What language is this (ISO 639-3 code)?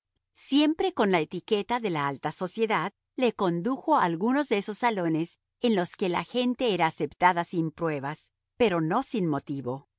spa